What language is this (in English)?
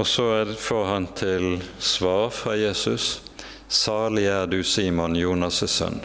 Norwegian